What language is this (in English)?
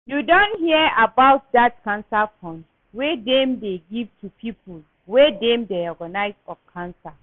Nigerian Pidgin